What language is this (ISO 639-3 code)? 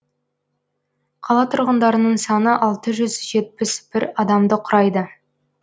kaz